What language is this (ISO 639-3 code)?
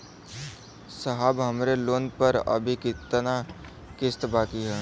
bho